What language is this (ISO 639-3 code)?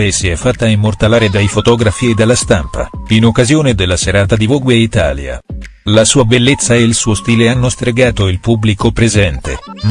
ita